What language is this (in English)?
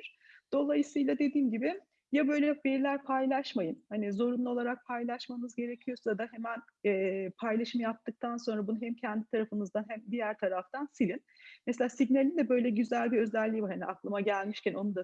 Turkish